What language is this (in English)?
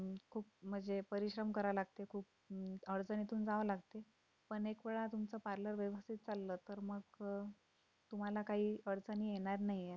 Marathi